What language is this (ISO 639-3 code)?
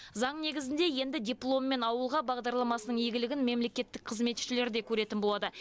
kaz